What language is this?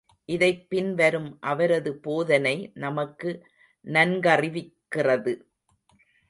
Tamil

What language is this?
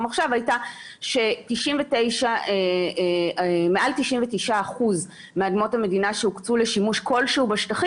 Hebrew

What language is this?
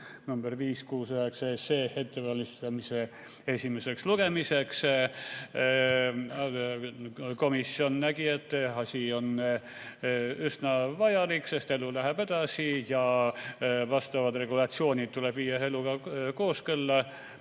Estonian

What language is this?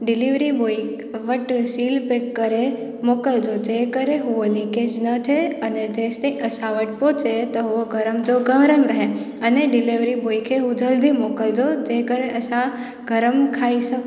Sindhi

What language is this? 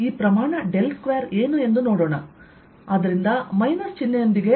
Kannada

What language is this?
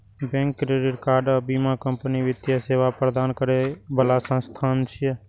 Maithili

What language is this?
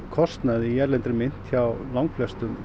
Icelandic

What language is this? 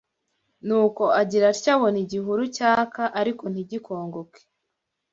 Kinyarwanda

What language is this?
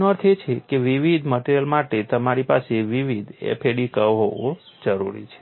Gujarati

